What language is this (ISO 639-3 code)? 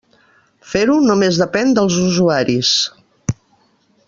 cat